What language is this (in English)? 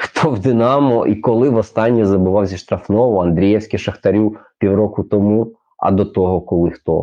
Ukrainian